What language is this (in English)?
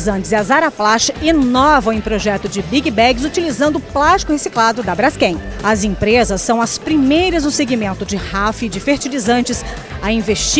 Portuguese